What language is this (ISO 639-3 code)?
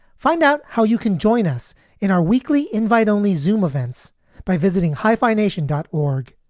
eng